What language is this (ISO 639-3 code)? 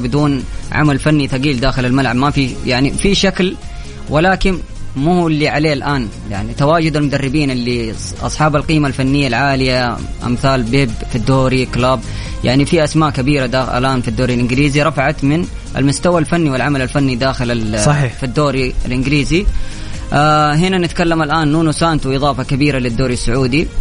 ara